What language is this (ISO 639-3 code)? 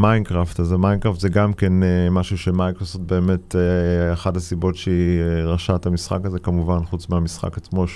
heb